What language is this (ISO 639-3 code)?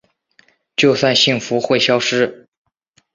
zho